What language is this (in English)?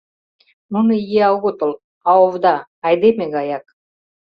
Mari